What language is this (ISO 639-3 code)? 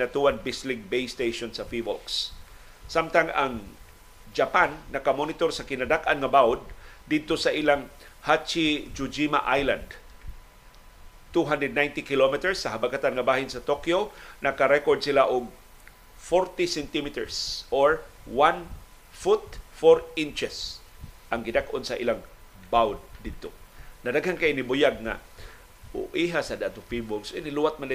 fil